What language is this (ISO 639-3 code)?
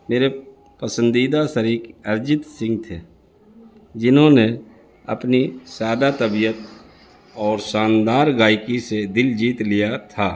urd